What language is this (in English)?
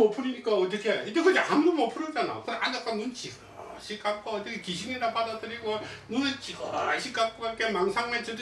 Korean